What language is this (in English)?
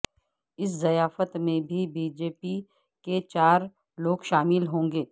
Urdu